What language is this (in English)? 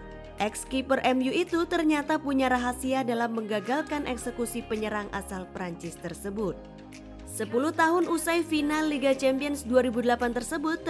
Indonesian